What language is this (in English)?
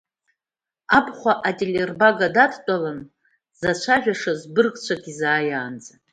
Abkhazian